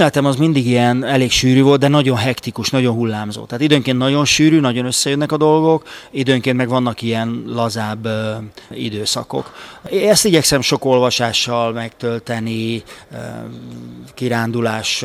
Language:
Hungarian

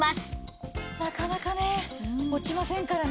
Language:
Japanese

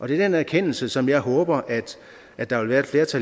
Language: Danish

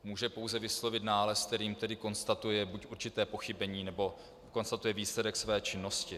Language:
Czech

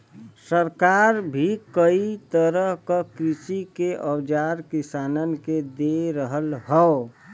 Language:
Bhojpuri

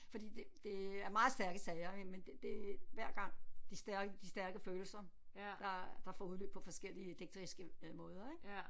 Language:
Danish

